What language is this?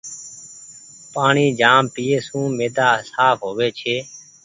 Goaria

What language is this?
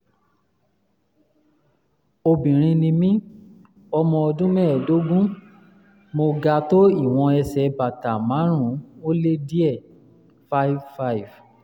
Yoruba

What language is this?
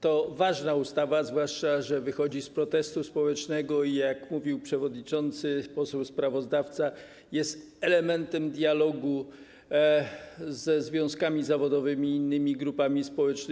Polish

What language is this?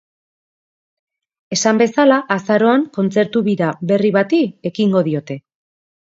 Basque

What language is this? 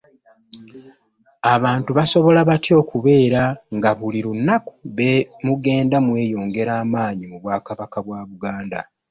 Ganda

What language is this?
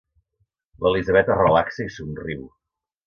Catalan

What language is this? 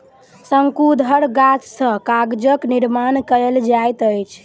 Maithili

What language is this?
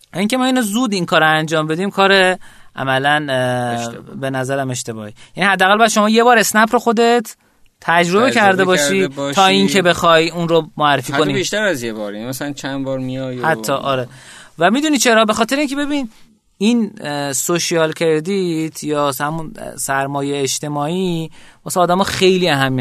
Persian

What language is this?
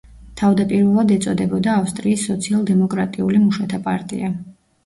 Georgian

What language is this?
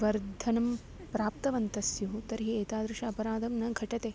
Sanskrit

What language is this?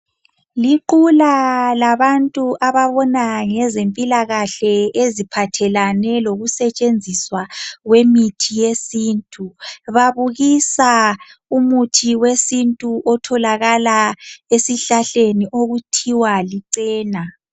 North Ndebele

